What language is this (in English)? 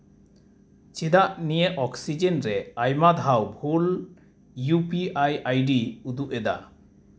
Santali